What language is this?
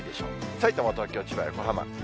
Japanese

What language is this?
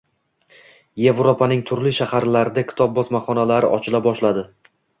Uzbek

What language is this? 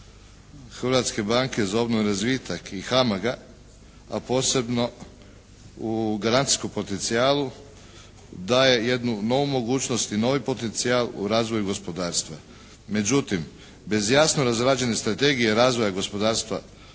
Croatian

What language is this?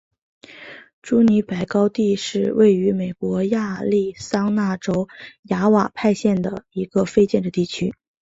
Chinese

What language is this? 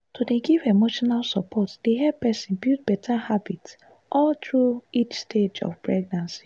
Nigerian Pidgin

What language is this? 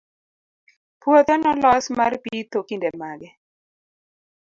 Luo (Kenya and Tanzania)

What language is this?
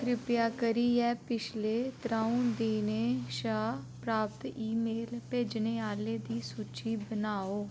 Dogri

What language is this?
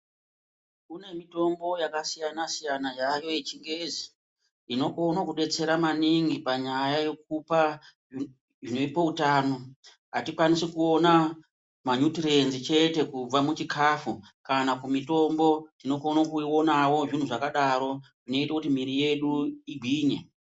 Ndau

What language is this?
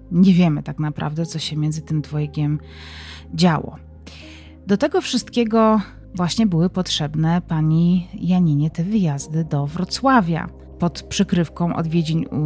Polish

